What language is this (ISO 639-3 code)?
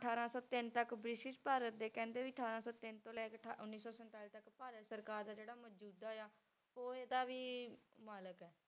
pan